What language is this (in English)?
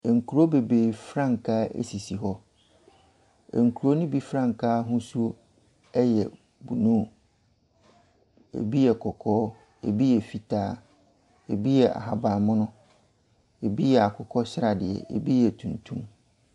Akan